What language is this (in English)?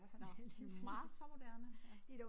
Danish